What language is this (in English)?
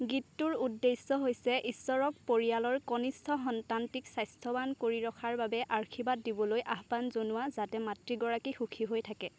Assamese